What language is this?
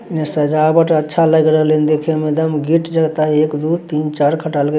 Magahi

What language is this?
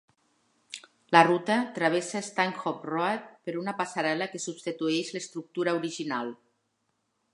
Catalan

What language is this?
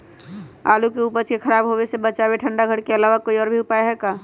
Magahi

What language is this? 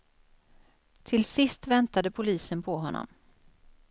Swedish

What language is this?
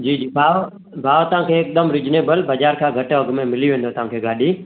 Sindhi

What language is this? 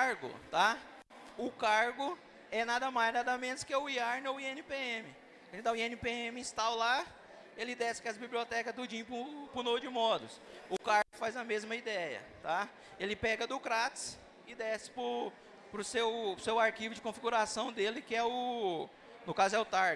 Portuguese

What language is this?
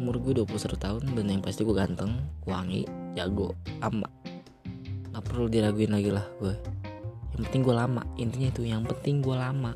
Indonesian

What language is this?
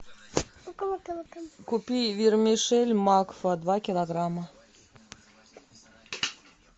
Russian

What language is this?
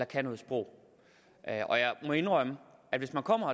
Danish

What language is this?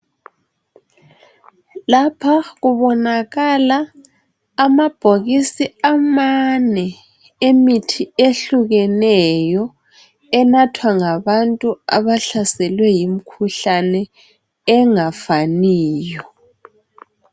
North Ndebele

